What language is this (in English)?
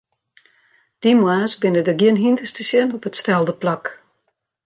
Western Frisian